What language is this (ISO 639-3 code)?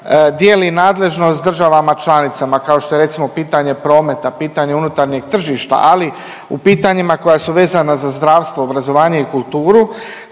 hrv